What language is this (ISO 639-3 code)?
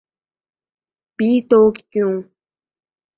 urd